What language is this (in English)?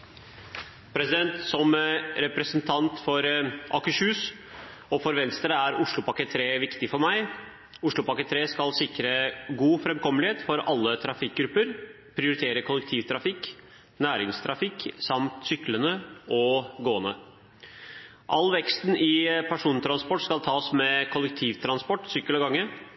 Norwegian Bokmål